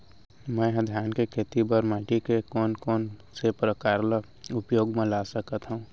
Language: Chhattisgarhi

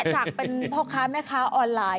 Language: Thai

